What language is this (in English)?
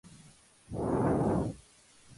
Spanish